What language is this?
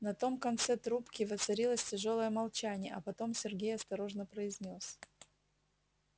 Russian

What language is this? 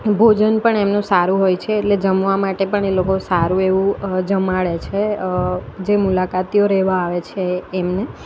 Gujarati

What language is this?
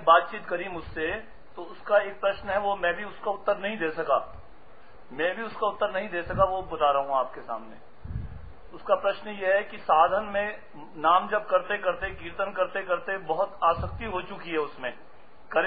Hindi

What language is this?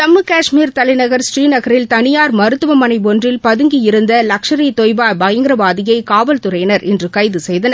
Tamil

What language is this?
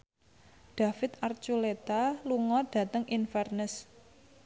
Javanese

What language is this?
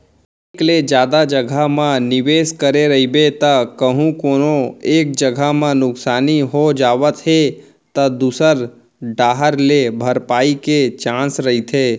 Chhattisgarhi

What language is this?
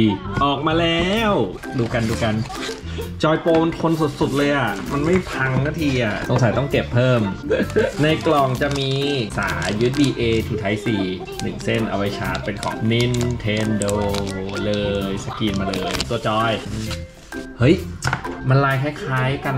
Thai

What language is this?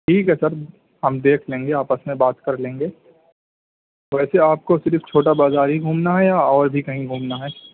Urdu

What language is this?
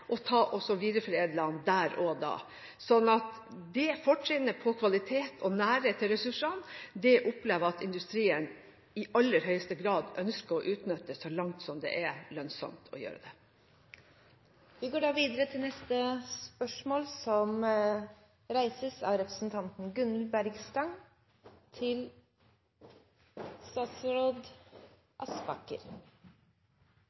Norwegian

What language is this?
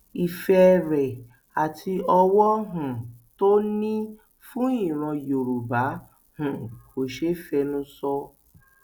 Yoruba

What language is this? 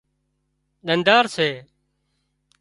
Wadiyara Koli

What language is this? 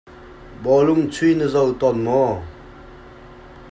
Hakha Chin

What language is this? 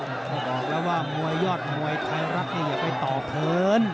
Thai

